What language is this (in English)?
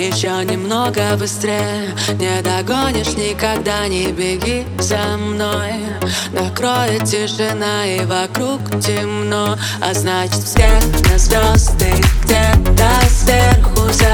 Russian